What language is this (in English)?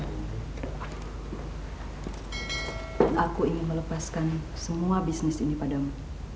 Indonesian